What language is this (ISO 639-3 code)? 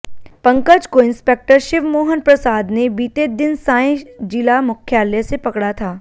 hin